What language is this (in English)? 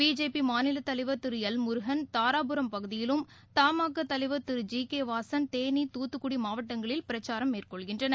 Tamil